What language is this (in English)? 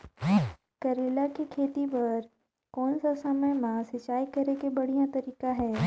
Chhattisgarhi